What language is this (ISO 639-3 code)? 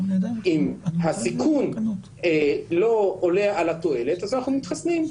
heb